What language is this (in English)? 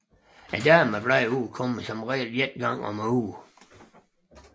Danish